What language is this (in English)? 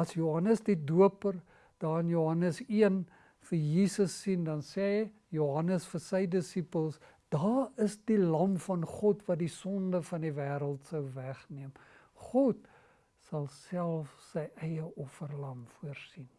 Dutch